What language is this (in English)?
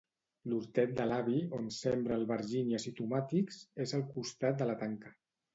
Catalan